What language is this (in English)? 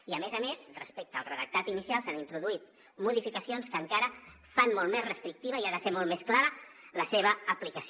Catalan